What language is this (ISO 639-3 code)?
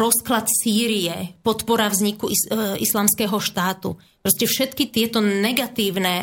slk